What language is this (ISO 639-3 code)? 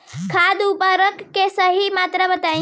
bho